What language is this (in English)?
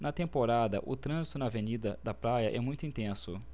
Portuguese